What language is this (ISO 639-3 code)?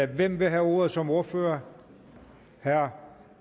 dan